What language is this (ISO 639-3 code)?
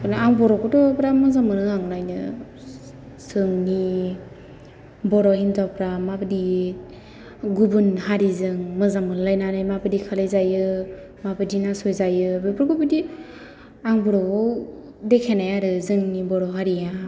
brx